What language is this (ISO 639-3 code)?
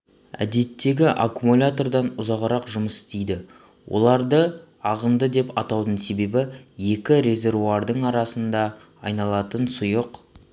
kaz